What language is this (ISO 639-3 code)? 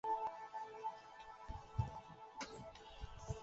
zho